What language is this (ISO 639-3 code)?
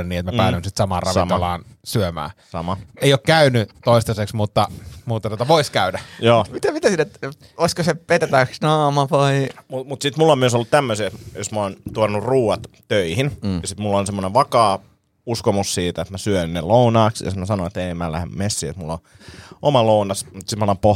fin